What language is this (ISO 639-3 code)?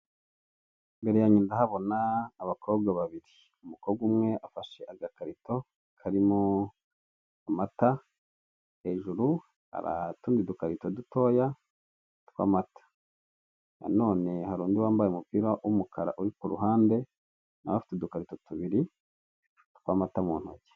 kin